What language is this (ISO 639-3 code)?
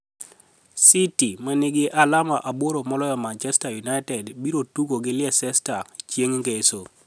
luo